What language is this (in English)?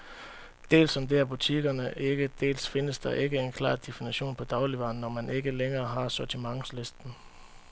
Danish